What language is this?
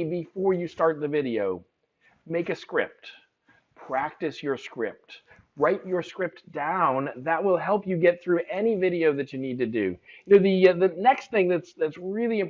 English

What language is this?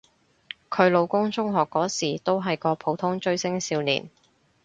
Cantonese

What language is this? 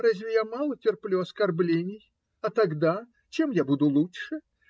Russian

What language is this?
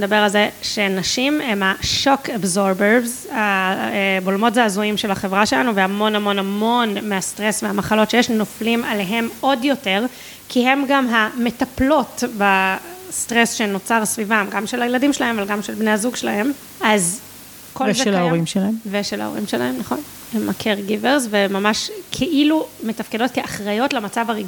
Hebrew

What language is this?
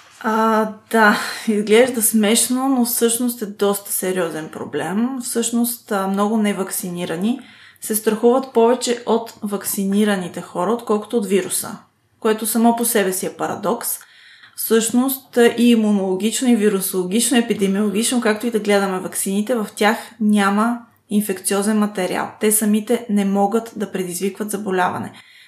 Bulgarian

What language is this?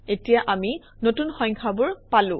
Assamese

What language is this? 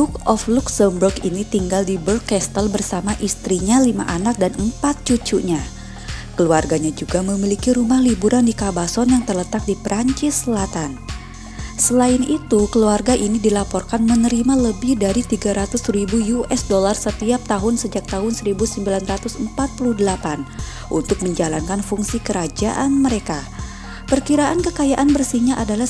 Indonesian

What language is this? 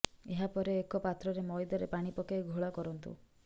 Odia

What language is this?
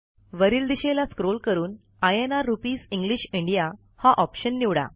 Marathi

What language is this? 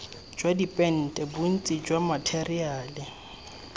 Tswana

